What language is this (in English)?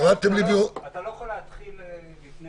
Hebrew